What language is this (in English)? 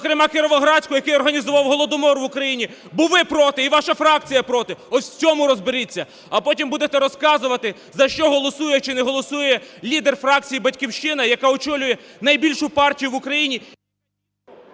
Ukrainian